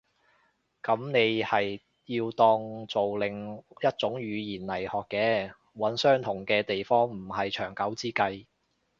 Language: Cantonese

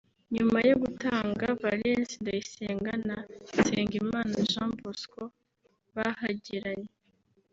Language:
Kinyarwanda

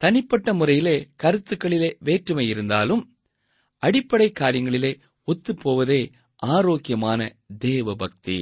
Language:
Tamil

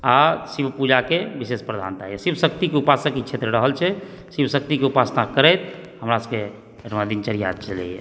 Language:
Maithili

